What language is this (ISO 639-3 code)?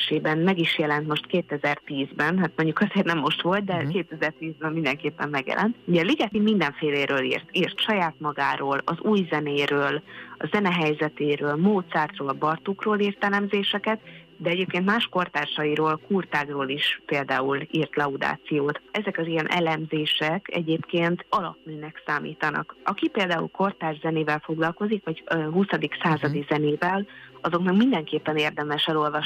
hun